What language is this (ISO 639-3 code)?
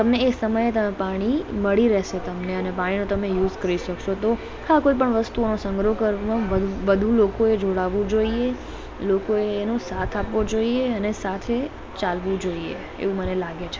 guj